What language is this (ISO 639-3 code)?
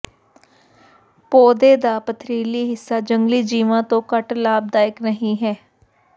pan